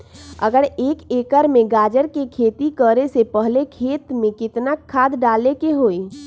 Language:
Magahi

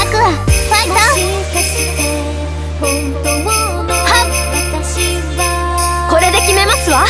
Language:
Korean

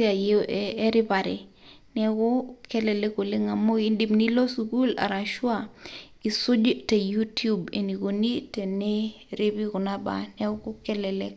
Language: Masai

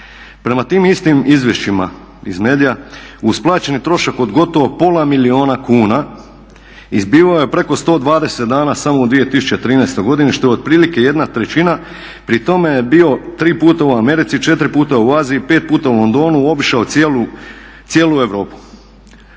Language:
Croatian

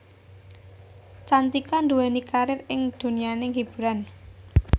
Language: Javanese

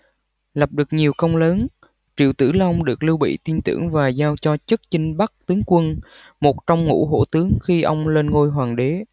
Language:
Vietnamese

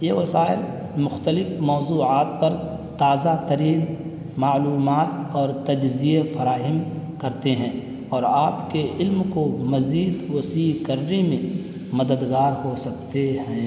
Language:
Urdu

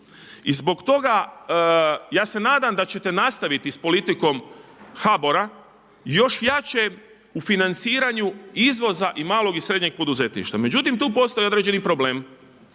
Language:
Croatian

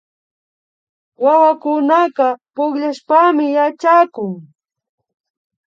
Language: Imbabura Highland Quichua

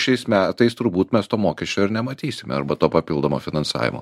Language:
Lithuanian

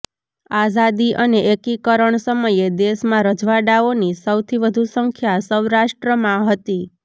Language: Gujarati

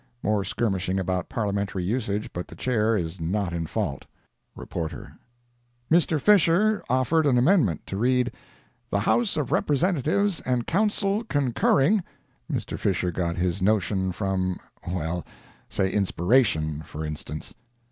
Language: English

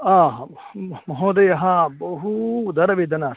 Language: Sanskrit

